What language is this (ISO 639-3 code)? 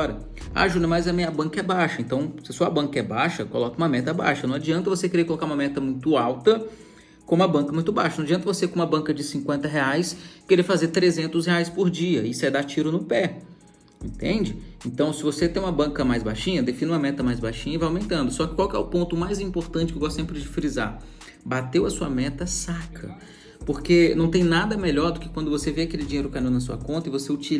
por